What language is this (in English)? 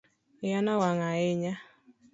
Luo (Kenya and Tanzania)